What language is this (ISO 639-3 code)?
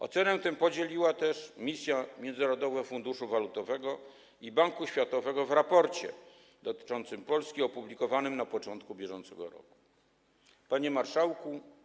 pol